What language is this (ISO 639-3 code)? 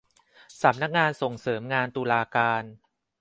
tha